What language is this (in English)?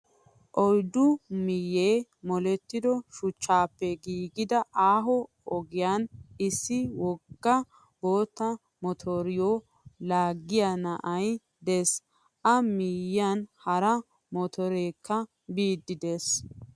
Wolaytta